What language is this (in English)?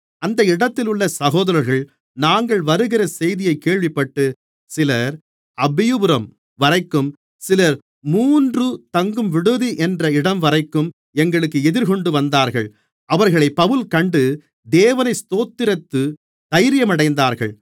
Tamil